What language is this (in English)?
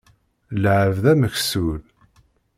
Kabyle